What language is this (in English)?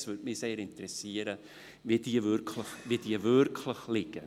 Swiss German